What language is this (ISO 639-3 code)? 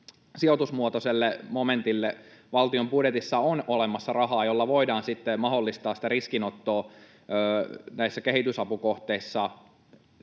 fin